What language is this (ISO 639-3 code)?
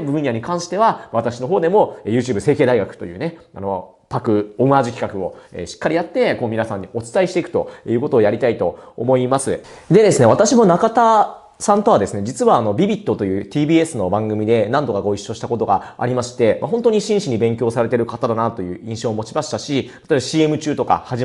jpn